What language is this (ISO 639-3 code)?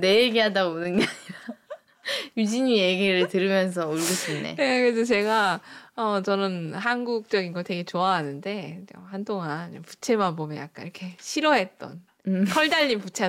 kor